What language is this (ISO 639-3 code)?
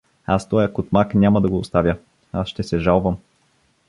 bul